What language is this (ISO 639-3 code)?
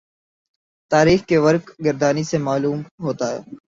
urd